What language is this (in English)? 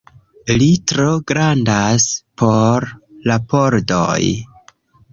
Esperanto